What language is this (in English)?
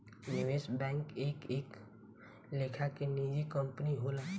Bhojpuri